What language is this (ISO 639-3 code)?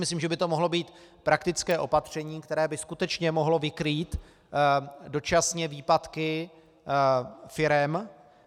ces